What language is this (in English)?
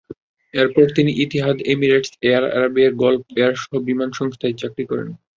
Bangla